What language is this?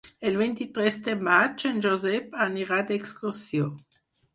Catalan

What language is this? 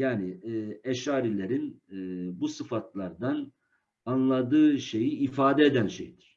Turkish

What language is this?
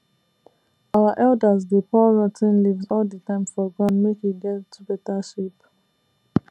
Nigerian Pidgin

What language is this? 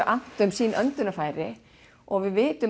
Icelandic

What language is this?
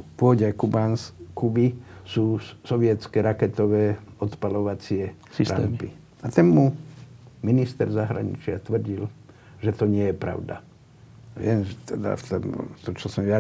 Slovak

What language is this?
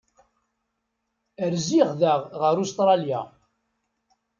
Kabyle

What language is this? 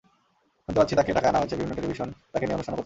Bangla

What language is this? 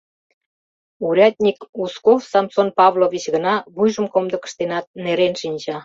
Mari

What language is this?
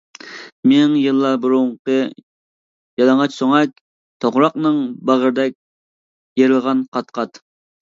Uyghur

